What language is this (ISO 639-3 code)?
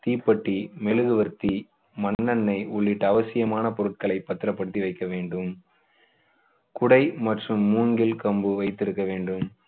tam